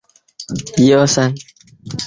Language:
Chinese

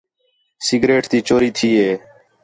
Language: Khetrani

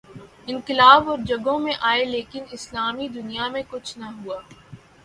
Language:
Urdu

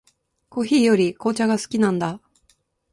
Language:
Japanese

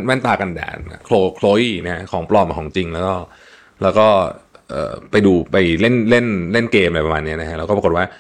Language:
Thai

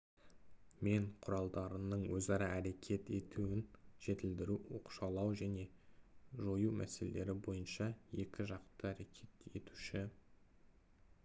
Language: Kazakh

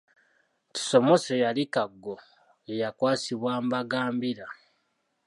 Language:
Ganda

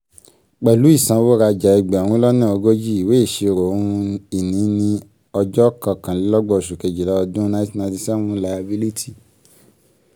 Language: Yoruba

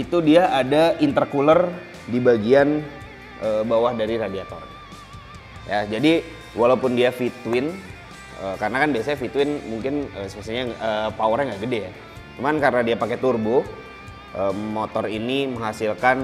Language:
Indonesian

